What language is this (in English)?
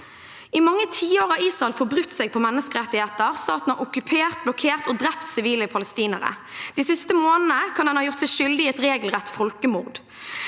Norwegian